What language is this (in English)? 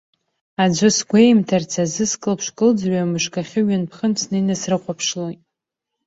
Abkhazian